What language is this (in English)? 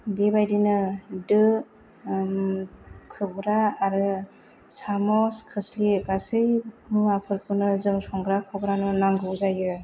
Bodo